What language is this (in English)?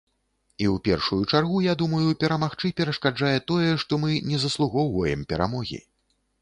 Belarusian